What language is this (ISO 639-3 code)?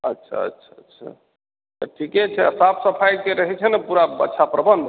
mai